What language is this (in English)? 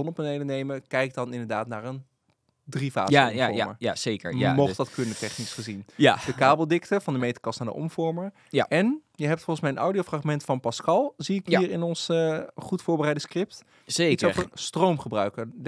Dutch